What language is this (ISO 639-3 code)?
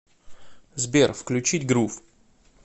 rus